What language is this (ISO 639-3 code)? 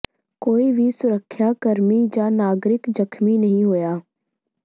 pan